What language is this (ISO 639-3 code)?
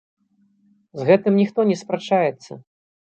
bel